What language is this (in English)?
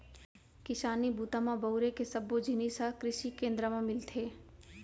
Chhattisgarhi